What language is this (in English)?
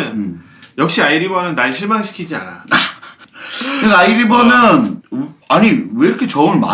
Korean